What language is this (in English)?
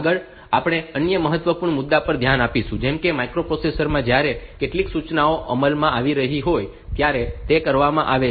Gujarati